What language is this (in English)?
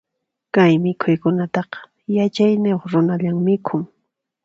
Puno Quechua